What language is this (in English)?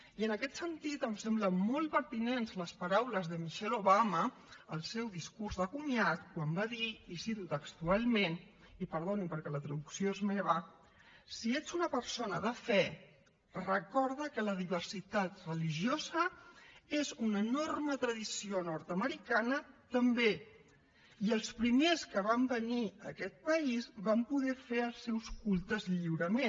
Catalan